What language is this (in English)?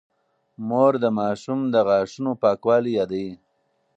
Pashto